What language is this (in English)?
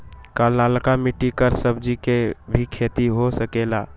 Magahi